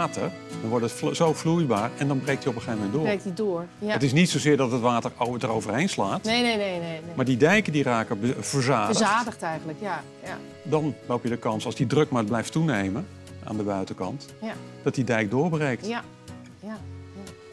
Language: Dutch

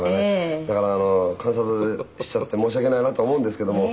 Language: Japanese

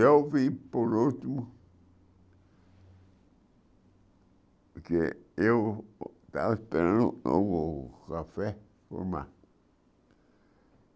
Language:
Portuguese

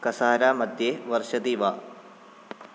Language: Sanskrit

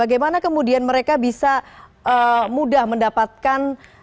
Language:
Indonesian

